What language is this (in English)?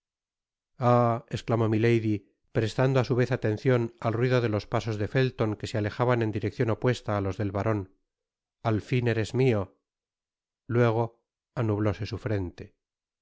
Spanish